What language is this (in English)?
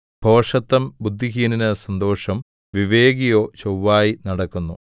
Malayalam